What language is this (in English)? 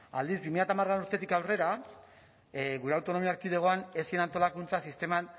Basque